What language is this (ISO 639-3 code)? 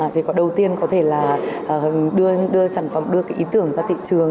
vie